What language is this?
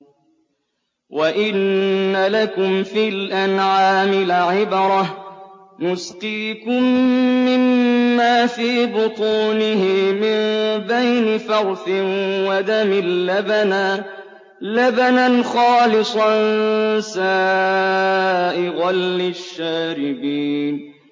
Arabic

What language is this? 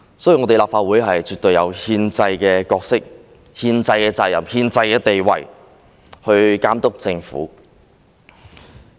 Cantonese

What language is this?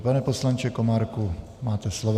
Czech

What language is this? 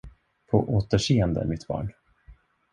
Swedish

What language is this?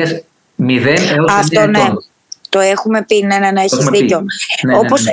Greek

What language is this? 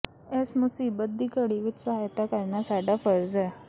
Punjabi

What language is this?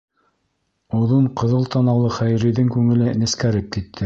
Bashkir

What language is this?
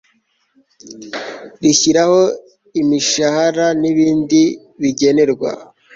Kinyarwanda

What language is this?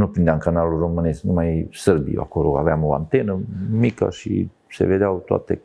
Romanian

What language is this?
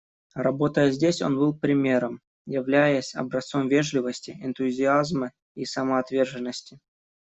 Russian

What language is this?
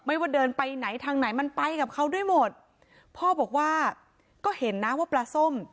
Thai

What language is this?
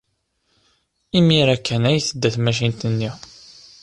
Kabyle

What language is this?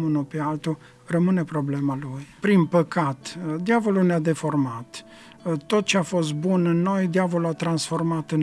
Romanian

